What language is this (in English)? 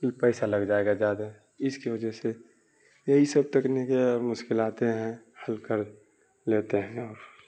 Urdu